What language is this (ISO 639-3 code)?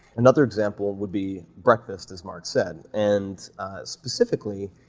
eng